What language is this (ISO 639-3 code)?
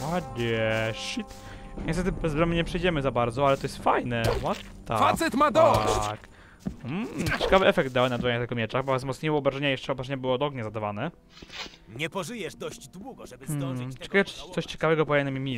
pol